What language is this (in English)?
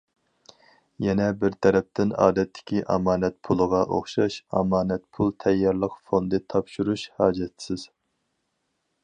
Uyghur